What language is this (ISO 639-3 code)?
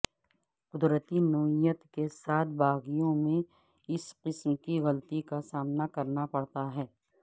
urd